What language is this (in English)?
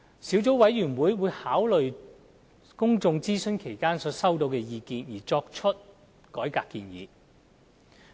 Cantonese